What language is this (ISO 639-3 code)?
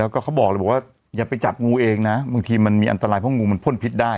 tha